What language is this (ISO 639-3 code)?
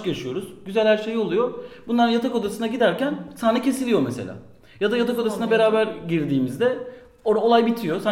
tur